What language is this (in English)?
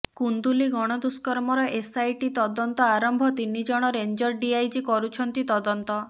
Odia